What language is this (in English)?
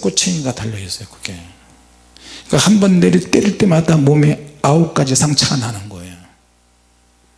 Korean